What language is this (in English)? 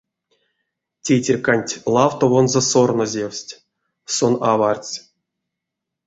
Erzya